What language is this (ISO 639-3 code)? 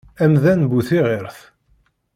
kab